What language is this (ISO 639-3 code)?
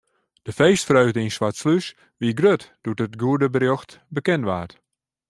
fry